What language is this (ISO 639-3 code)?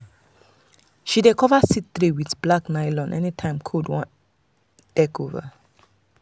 pcm